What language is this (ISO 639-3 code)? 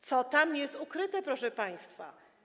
pol